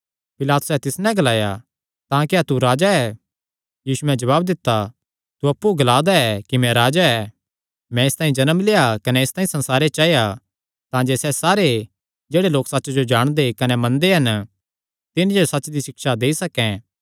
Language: Kangri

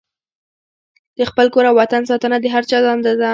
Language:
Pashto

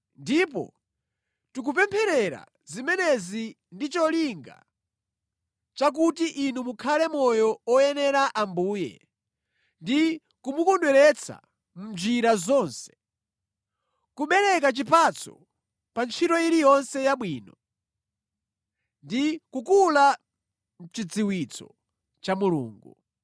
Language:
Nyanja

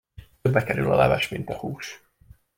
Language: Hungarian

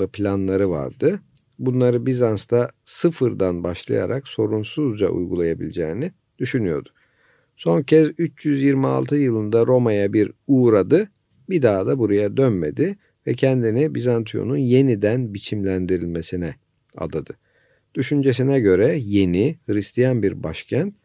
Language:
Turkish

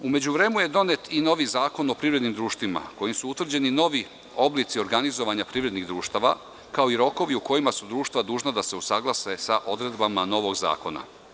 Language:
Serbian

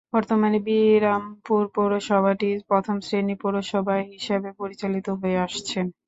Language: Bangla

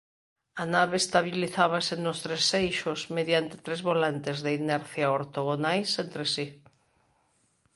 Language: Galician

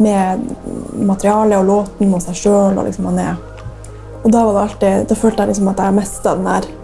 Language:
Norwegian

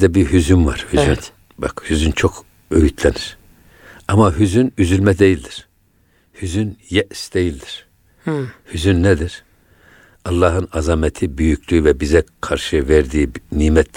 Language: Turkish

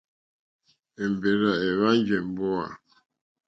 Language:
Mokpwe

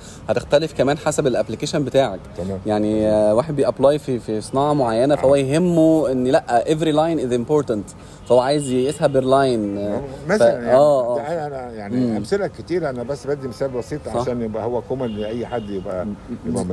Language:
Arabic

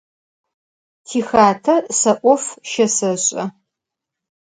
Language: Adyghe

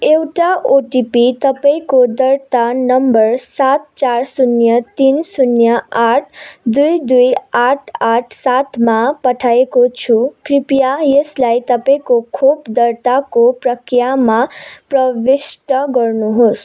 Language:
Nepali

